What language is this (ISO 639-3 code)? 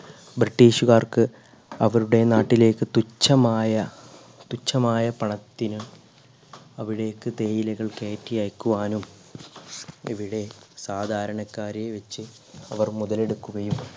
mal